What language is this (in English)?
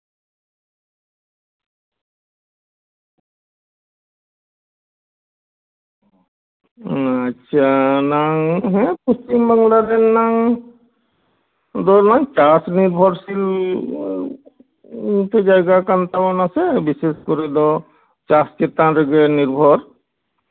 Santali